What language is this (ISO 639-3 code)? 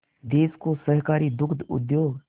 hin